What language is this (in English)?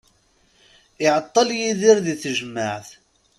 Kabyle